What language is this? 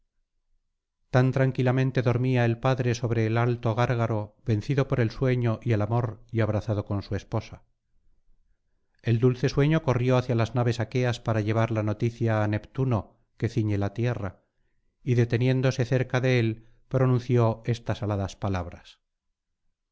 Spanish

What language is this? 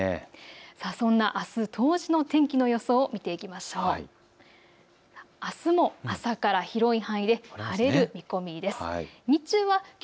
Japanese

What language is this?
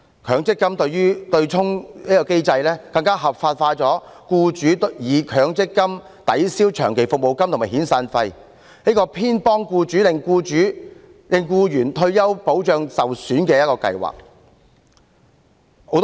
Cantonese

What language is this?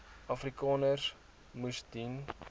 Afrikaans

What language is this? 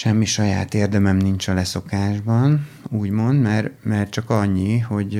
Hungarian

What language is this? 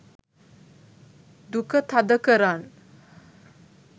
Sinhala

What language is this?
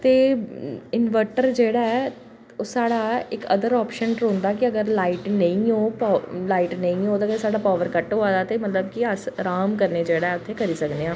Dogri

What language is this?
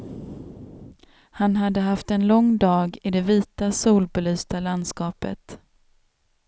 Swedish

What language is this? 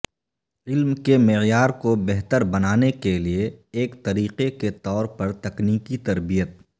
Urdu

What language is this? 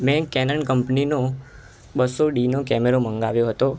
Gujarati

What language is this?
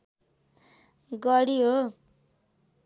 Nepali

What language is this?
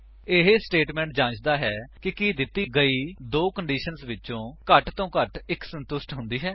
Punjabi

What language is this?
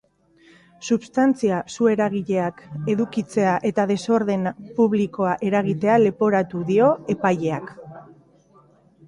Basque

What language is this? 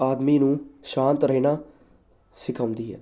Punjabi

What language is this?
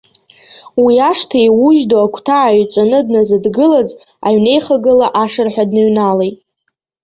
Abkhazian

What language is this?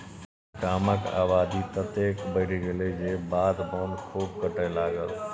Maithili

